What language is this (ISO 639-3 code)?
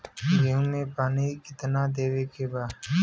bho